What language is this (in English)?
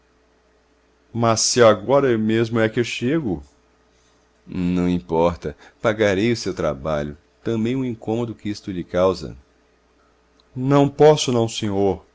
Portuguese